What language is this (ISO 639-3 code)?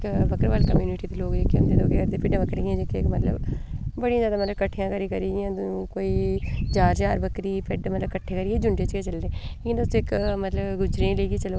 doi